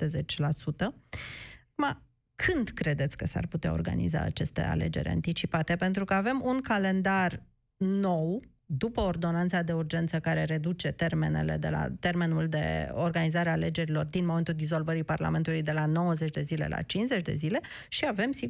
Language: Romanian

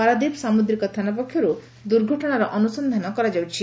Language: Odia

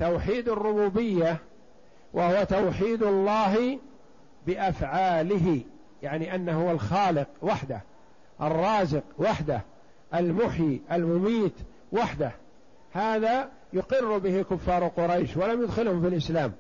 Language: Arabic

